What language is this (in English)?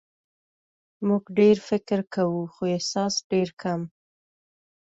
Pashto